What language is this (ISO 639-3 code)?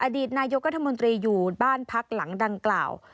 tha